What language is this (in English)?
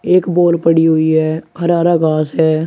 Hindi